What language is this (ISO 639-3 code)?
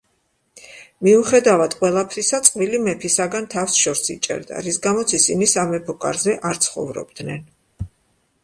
kat